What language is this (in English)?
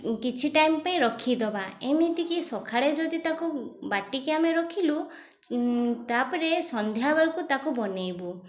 Odia